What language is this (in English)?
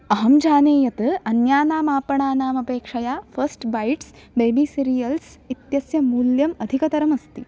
Sanskrit